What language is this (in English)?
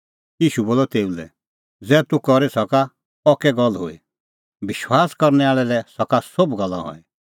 Kullu Pahari